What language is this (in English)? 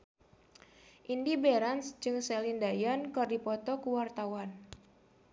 Sundanese